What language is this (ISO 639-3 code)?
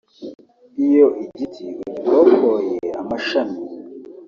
kin